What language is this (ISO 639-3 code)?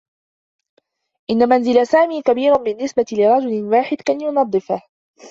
ara